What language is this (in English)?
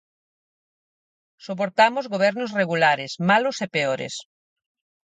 Galician